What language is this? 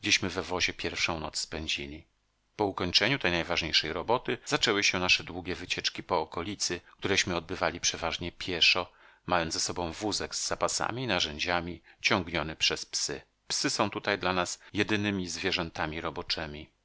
Polish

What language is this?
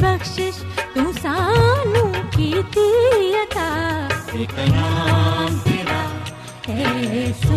Urdu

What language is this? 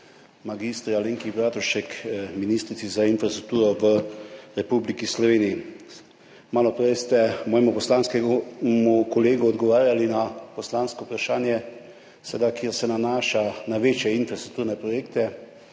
Slovenian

